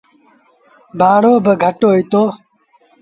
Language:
Sindhi Bhil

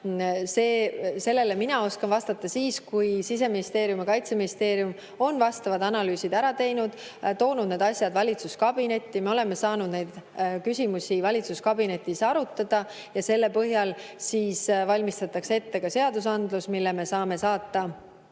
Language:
Estonian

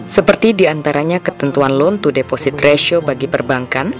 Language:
Indonesian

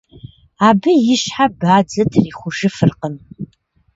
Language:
Kabardian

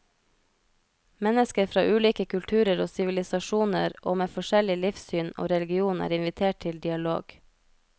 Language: Norwegian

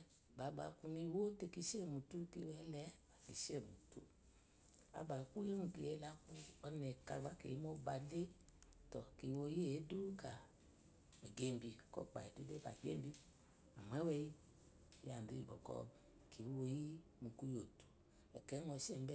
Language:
Eloyi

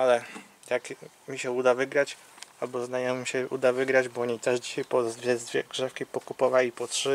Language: Polish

